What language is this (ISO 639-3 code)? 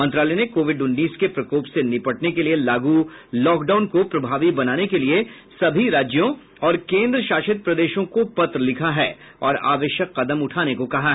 hin